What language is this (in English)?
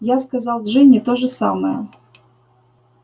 Russian